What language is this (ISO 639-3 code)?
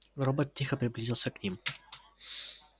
rus